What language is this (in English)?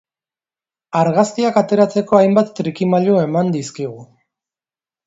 Basque